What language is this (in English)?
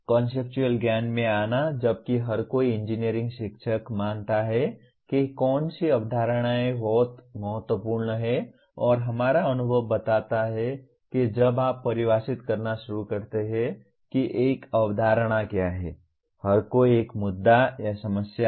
Hindi